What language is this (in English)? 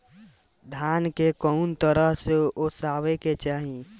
Bhojpuri